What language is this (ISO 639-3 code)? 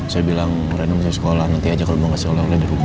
ind